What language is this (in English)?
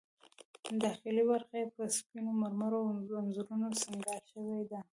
Pashto